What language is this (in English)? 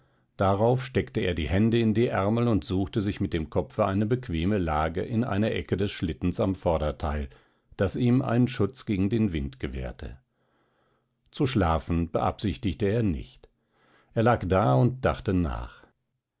German